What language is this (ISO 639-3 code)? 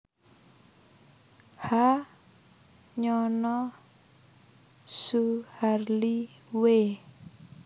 jav